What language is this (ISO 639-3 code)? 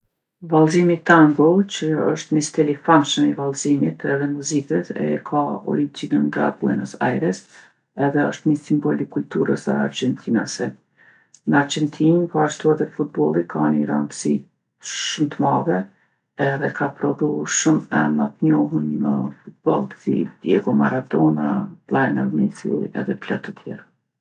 aln